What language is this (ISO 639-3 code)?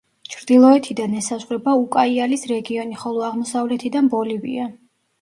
kat